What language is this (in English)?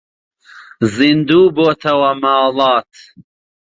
Central Kurdish